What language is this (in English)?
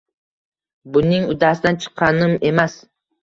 Uzbek